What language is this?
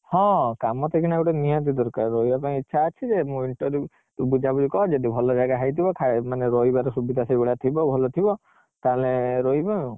Odia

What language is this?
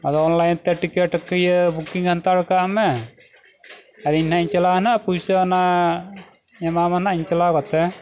Santali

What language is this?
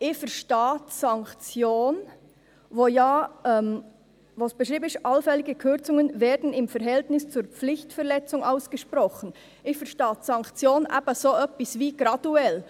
Swiss German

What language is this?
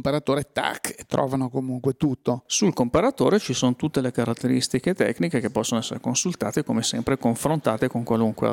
Italian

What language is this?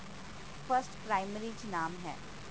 Punjabi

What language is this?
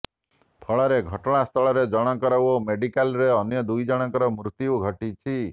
Odia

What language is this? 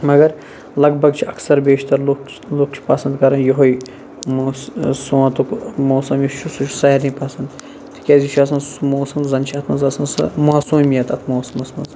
Kashmiri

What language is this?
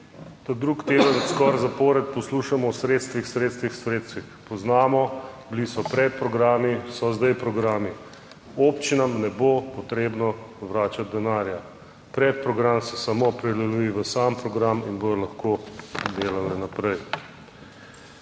Slovenian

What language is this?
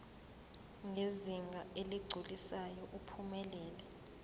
Zulu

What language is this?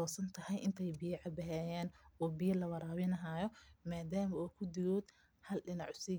Somali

